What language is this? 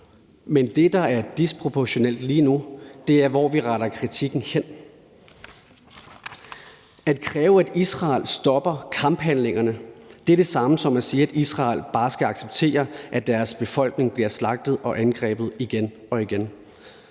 Danish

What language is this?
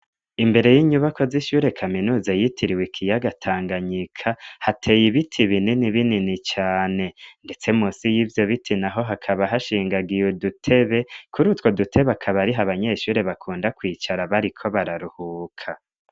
Rundi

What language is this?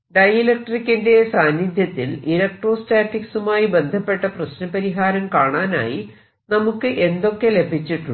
Malayalam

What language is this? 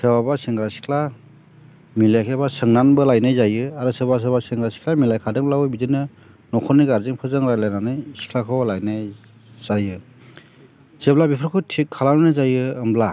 Bodo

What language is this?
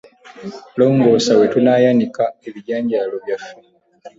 Ganda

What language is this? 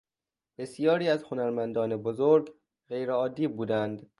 Persian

